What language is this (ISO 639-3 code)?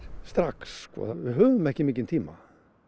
isl